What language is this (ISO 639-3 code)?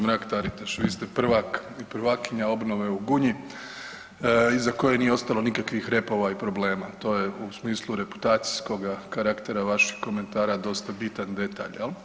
hrv